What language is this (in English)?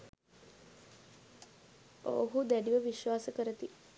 Sinhala